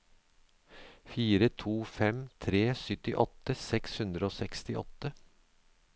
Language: Norwegian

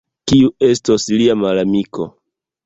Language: Esperanto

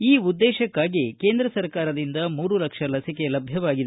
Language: Kannada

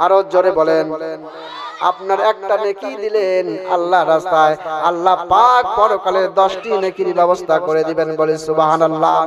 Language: Bangla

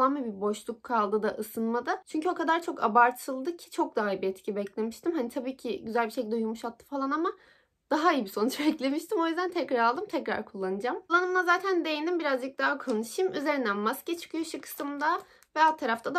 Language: Turkish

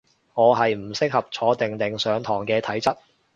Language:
Cantonese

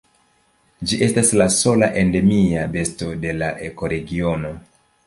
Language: Esperanto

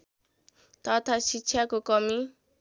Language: Nepali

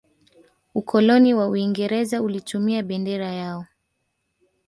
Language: Swahili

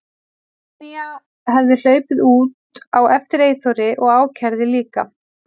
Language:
Icelandic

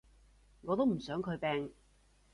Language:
Cantonese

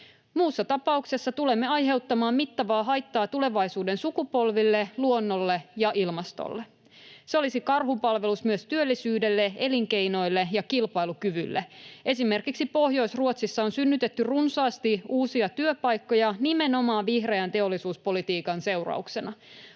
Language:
Finnish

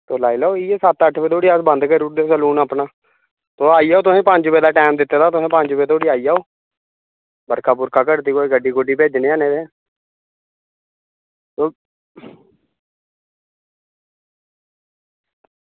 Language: Dogri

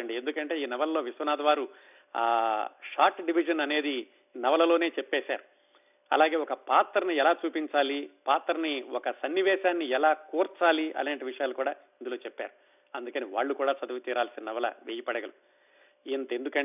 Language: Telugu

